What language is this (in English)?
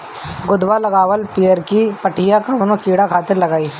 Bhojpuri